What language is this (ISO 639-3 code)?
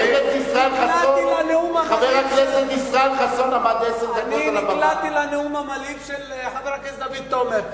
heb